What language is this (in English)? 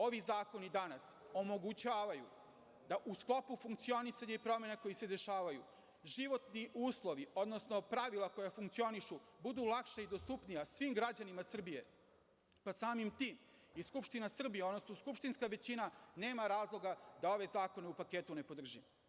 Serbian